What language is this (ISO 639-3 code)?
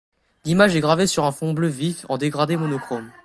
fra